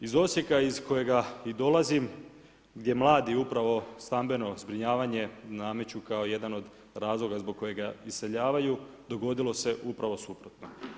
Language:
Croatian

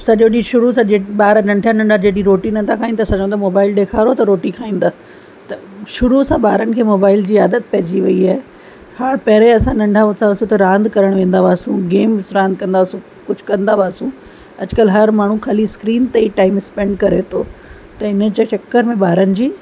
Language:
Sindhi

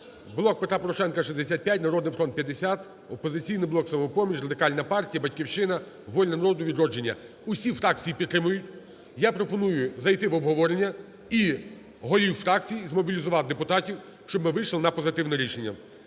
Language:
Ukrainian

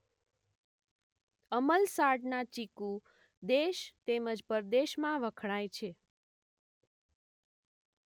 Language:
Gujarati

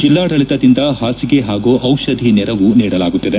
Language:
Kannada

